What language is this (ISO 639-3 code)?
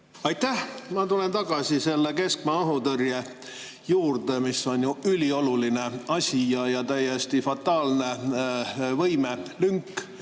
est